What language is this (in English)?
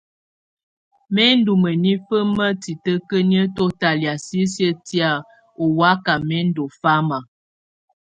Tunen